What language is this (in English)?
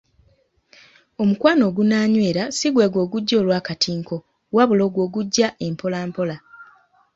Ganda